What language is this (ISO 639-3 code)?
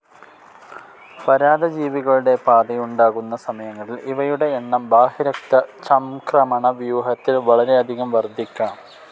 mal